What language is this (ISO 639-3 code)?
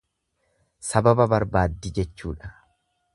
orm